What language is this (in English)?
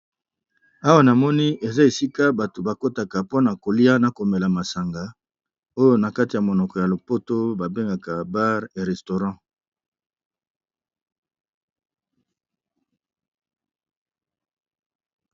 Lingala